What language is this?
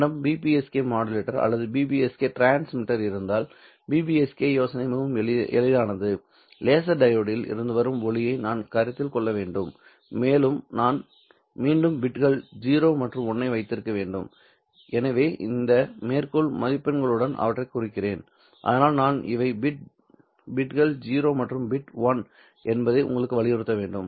Tamil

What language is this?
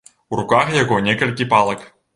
Belarusian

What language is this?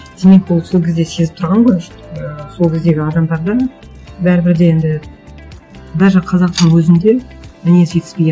Kazakh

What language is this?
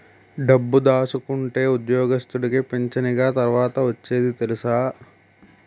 Telugu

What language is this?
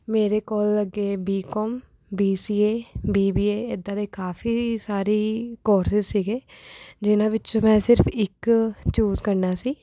Punjabi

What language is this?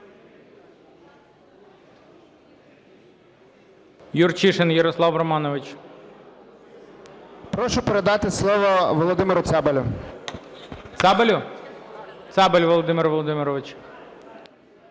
Ukrainian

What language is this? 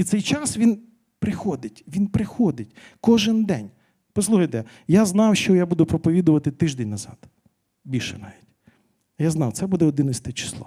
Ukrainian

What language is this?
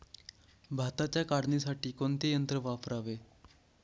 Marathi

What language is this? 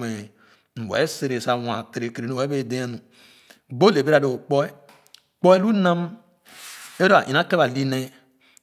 Khana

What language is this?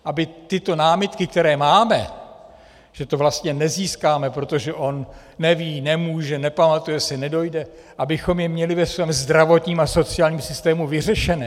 Czech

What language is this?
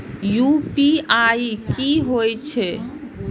Maithili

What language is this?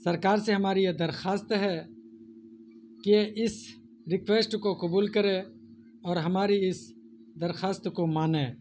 Urdu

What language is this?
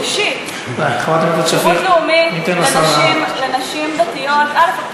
Hebrew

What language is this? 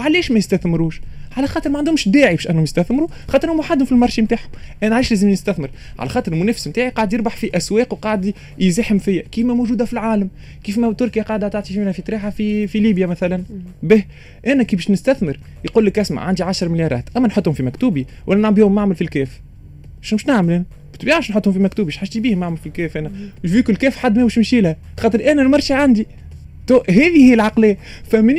Arabic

